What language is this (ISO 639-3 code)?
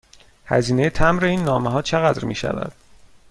fas